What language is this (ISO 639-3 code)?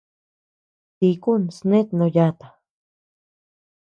cux